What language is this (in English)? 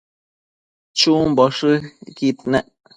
Matsés